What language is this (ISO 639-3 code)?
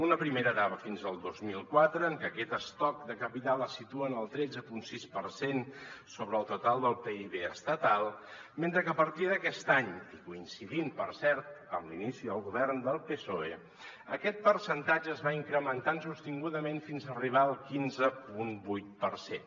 cat